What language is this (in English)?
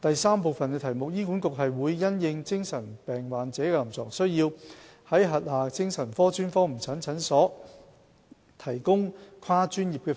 Cantonese